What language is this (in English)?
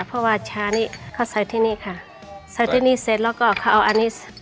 Thai